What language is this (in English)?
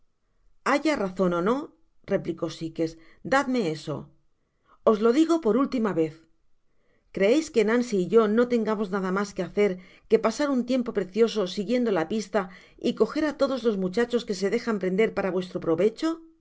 Spanish